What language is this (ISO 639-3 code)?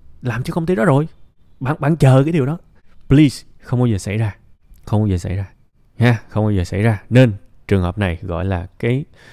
vie